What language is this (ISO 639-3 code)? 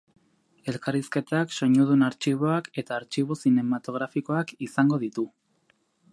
eus